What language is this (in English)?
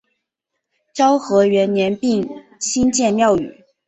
Chinese